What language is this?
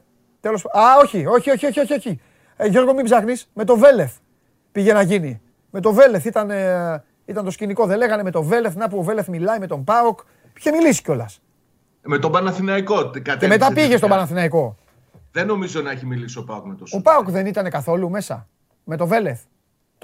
Greek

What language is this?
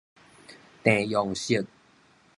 Min Nan Chinese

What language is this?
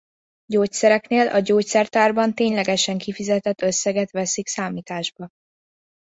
Hungarian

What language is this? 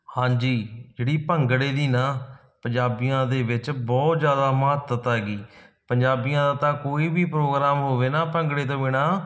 Punjabi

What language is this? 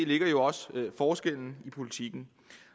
Danish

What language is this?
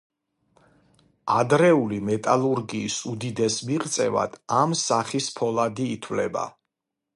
Georgian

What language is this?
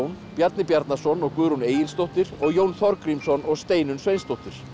Icelandic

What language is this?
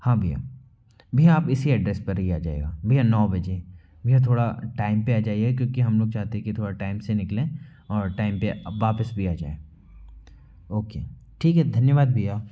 Hindi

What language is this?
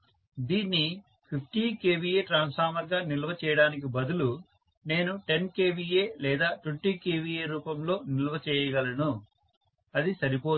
Telugu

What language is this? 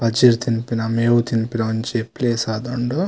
Tulu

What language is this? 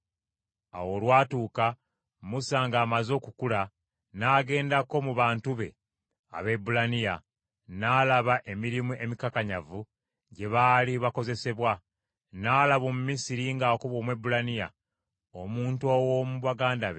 Ganda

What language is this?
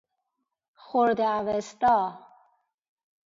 Persian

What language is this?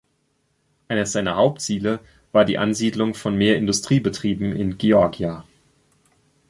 German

